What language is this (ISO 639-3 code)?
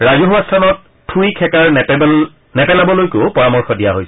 asm